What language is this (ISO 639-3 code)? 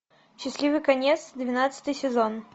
rus